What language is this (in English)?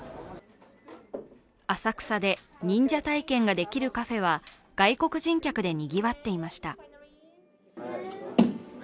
Japanese